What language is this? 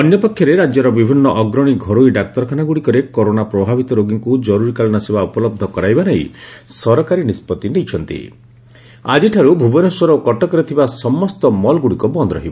Odia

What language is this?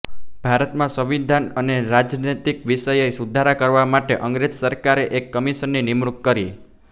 Gujarati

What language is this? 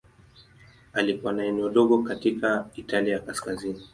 Swahili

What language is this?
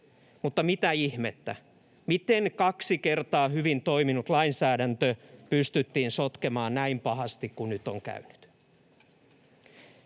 Finnish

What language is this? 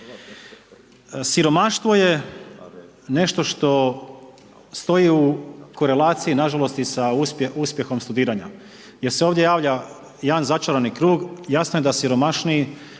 Croatian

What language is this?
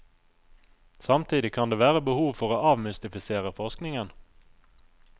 Norwegian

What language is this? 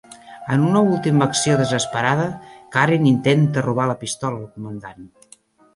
Catalan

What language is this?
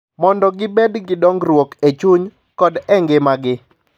Luo (Kenya and Tanzania)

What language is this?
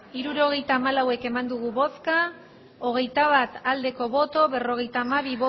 Basque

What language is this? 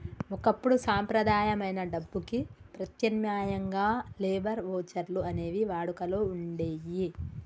Telugu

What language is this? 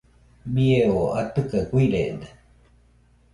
Nüpode Huitoto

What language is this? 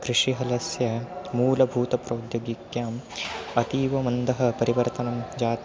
Sanskrit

